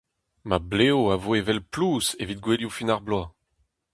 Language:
Breton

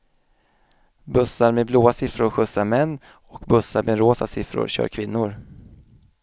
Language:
Swedish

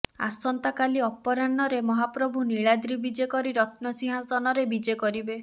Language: Odia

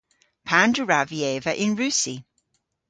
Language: Cornish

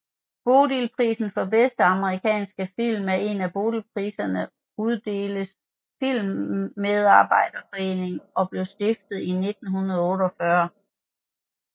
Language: Danish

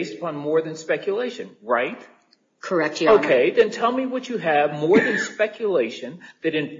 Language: English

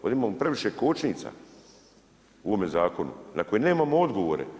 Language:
Croatian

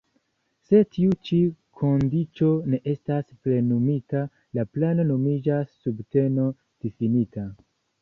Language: Esperanto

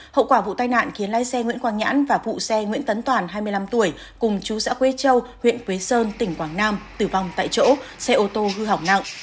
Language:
Vietnamese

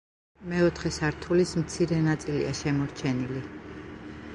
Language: Georgian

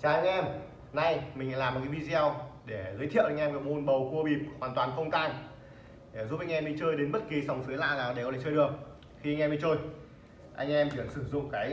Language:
Vietnamese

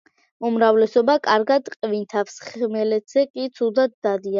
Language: Georgian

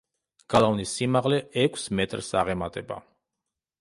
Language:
Georgian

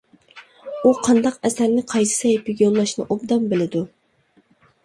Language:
Uyghur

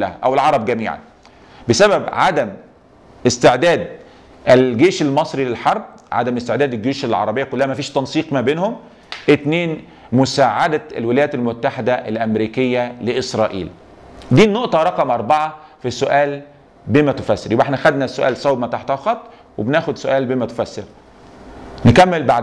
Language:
Arabic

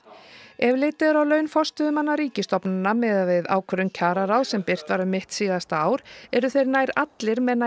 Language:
Icelandic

